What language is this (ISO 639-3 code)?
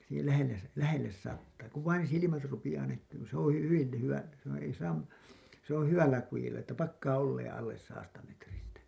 fin